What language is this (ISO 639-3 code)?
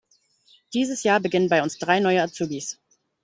deu